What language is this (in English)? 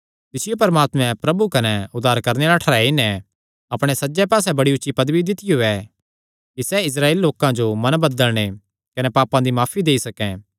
Kangri